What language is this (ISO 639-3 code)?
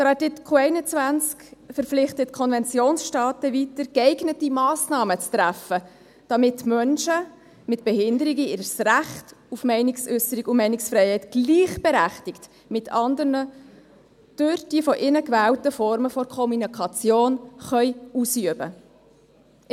gsw